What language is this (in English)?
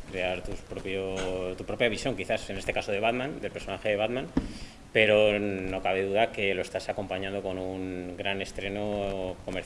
Spanish